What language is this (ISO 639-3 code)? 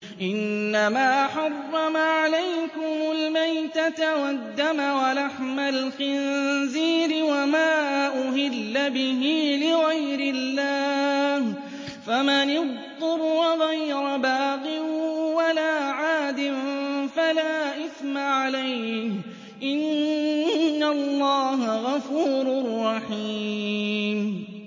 ara